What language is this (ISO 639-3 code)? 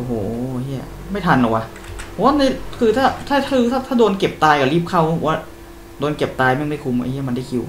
tha